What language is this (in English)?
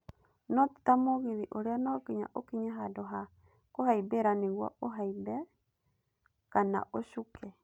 Kikuyu